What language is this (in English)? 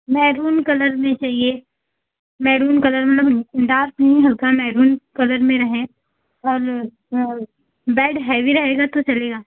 Hindi